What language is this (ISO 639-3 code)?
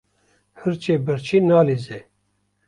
kur